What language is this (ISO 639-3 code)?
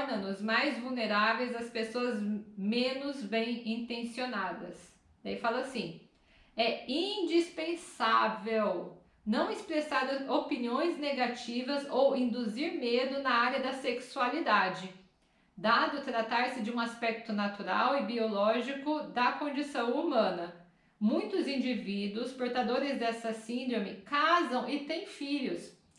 por